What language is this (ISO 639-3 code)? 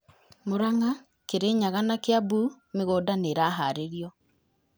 kik